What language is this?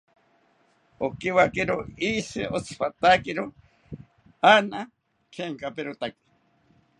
South Ucayali Ashéninka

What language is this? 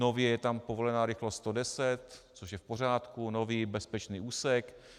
Czech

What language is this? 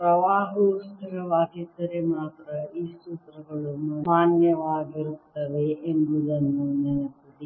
Kannada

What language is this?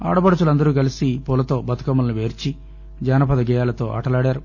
Telugu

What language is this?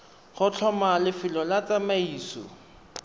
Tswana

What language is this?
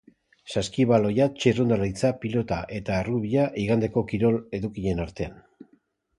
Basque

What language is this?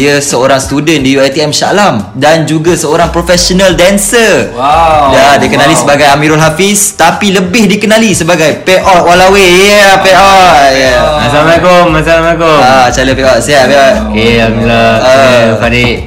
Malay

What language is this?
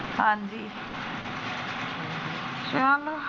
Punjabi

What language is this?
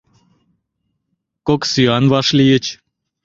Mari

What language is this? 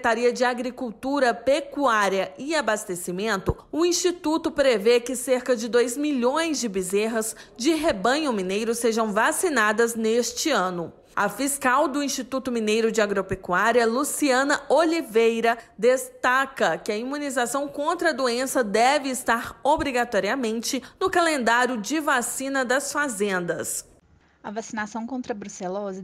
Portuguese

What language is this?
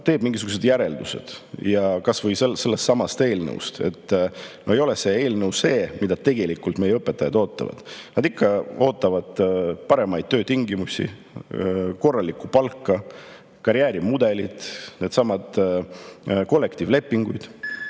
Estonian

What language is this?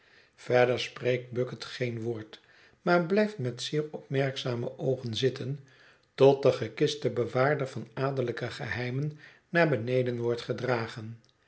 Dutch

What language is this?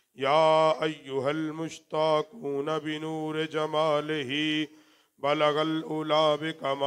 Arabic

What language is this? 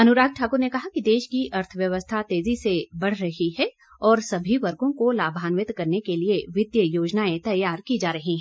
Hindi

